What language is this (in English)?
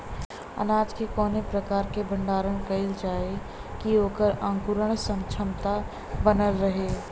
Bhojpuri